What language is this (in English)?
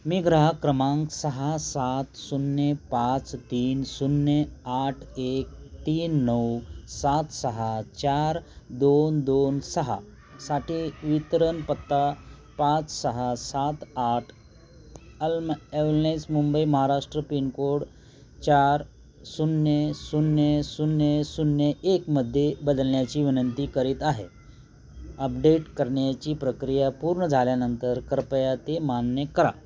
Marathi